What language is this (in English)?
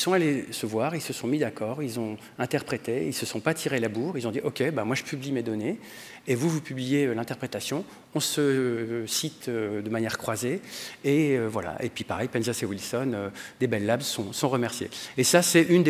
French